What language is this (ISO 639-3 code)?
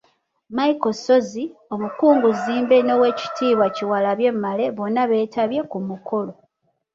lug